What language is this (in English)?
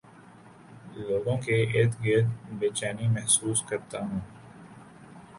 Urdu